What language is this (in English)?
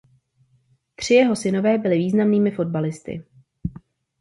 Czech